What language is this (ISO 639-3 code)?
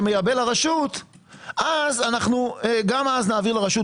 heb